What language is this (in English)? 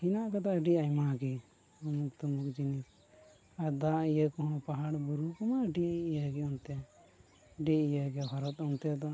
Santali